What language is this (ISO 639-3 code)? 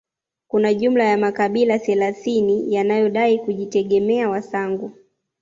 swa